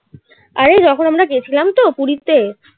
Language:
Bangla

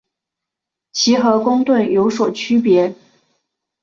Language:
Chinese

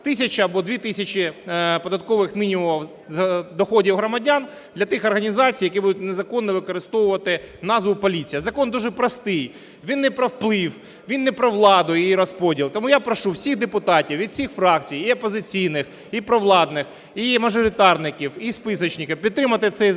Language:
Ukrainian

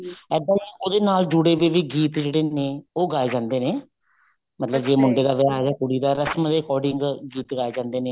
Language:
Punjabi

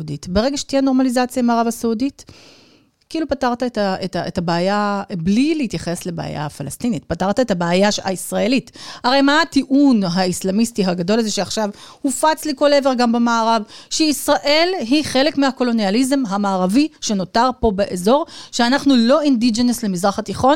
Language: Hebrew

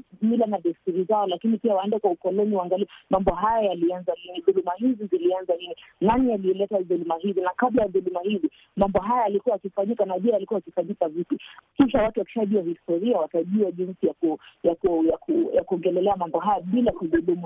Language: Swahili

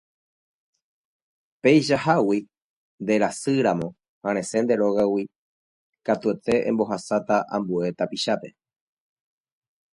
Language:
Guarani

